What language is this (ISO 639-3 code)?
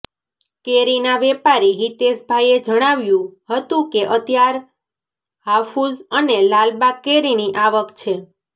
guj